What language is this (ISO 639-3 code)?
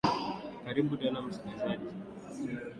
swa